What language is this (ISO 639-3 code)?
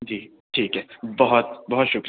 urd